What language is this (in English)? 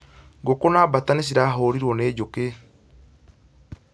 Kikuyu